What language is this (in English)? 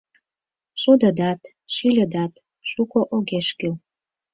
Mari